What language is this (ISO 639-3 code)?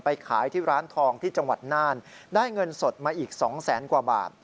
tha